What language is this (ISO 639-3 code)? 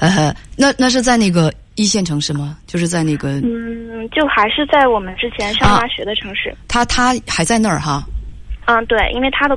zho